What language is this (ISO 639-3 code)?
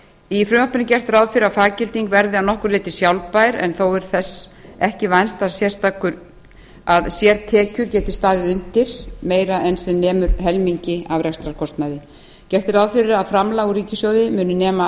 isl